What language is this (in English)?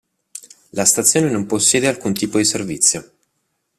Italian